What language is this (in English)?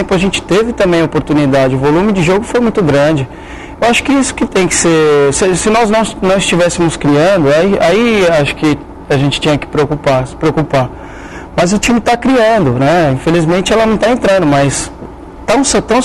Portuguese